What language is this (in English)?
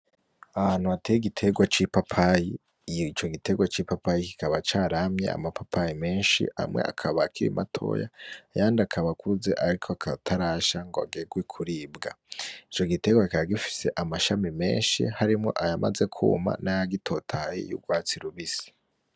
Rundi